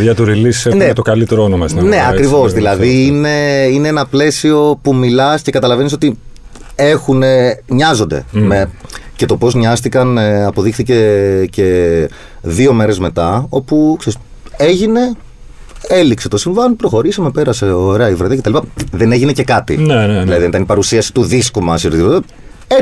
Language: Greek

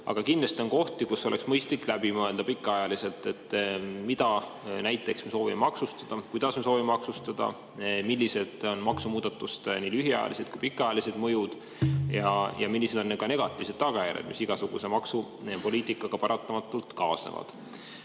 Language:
Estonian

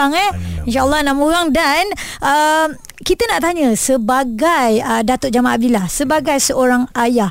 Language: Malay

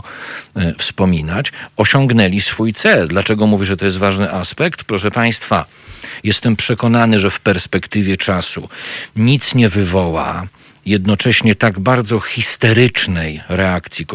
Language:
Polish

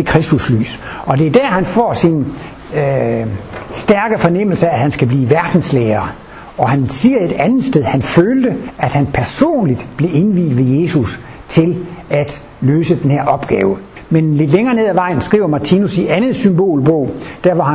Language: Danish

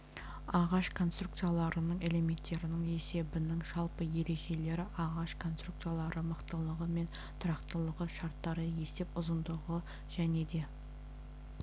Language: Kazakh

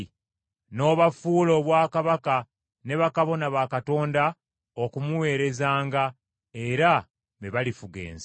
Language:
Ganda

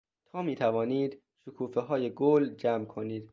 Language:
Persian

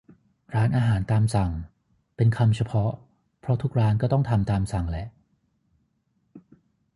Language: Thai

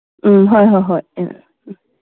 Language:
Manipuri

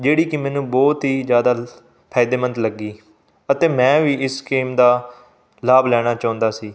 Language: Punjabi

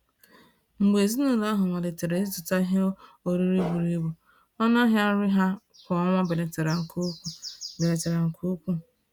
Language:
Igbo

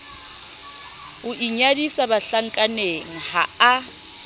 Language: Southern Sotho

